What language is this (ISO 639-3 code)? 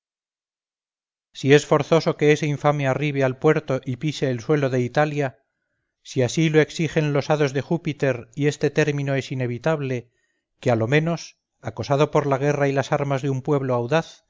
spa